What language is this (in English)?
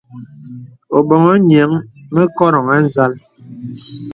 Bebele